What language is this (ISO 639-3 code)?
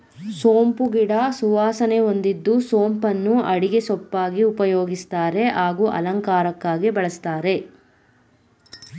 kan